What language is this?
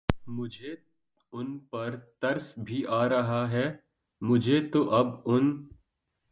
Urdu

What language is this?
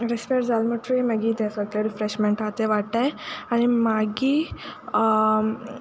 Konkani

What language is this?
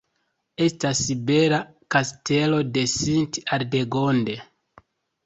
Esperanto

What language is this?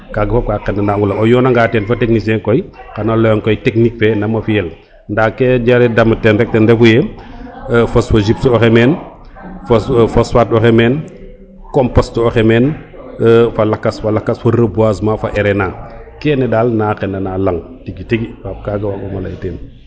Serer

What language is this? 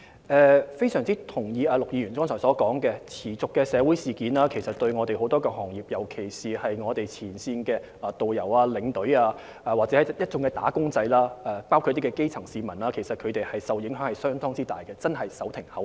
Cantonese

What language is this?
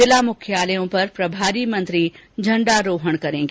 Hindi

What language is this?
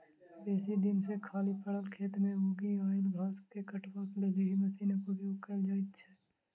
Maithili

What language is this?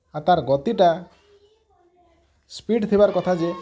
Odia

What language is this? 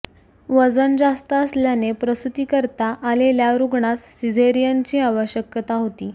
Marathi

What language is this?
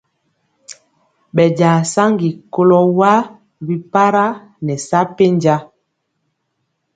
Mpiemo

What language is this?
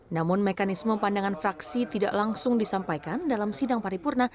Indonesian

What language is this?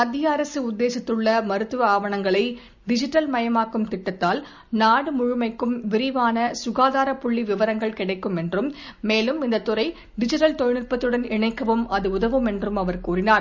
Tamil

